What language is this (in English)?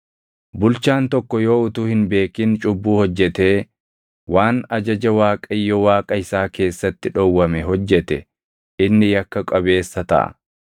Oromo